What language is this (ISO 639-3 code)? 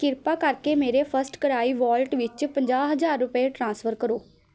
pan